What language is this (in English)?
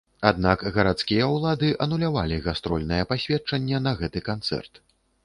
Belarusian